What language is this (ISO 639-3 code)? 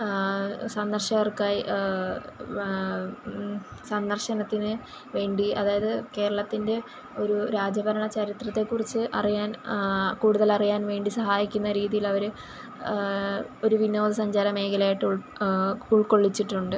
mal